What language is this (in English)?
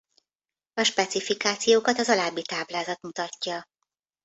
Hungarian